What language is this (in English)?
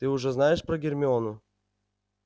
Russian